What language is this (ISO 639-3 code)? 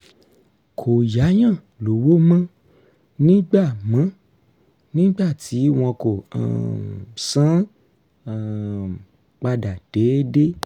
yor